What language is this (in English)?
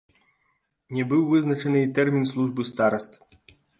Belarusian